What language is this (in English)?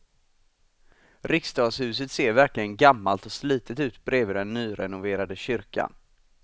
Swedish